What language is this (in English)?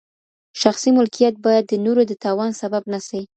Pashto